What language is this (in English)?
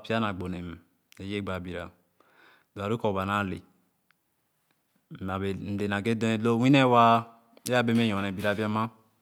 Khana